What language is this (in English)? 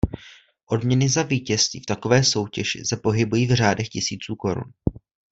Czech